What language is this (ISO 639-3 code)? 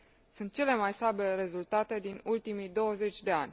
ron